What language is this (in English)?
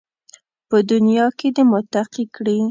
Pashto